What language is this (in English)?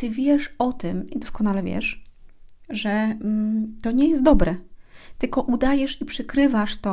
Polish